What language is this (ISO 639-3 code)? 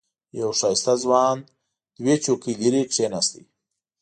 pus